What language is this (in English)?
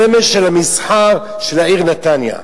Hebrew